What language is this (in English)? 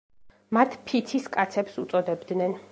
Georgian